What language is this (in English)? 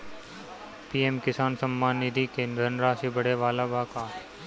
Bhojpuri